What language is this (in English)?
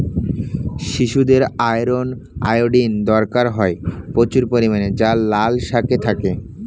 Bangla